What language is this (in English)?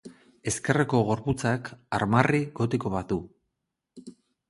Basque